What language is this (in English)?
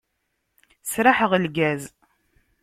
Kabyle